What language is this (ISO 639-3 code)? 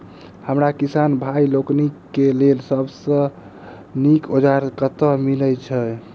mai